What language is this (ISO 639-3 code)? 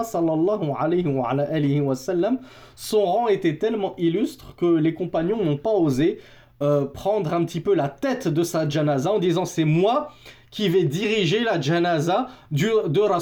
fra